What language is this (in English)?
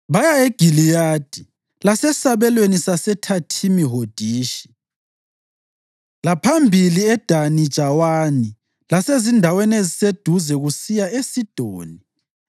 North Ndebele